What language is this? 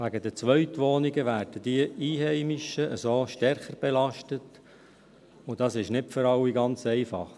Swiss German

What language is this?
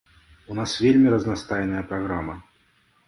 Belarusian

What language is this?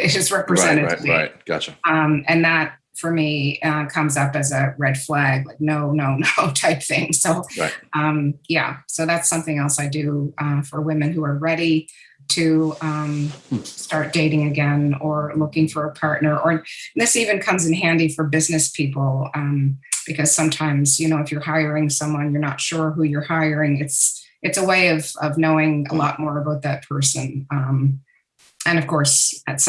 English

